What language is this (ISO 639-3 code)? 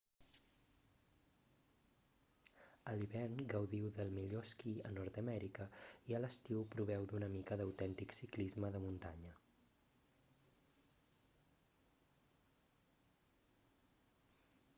cat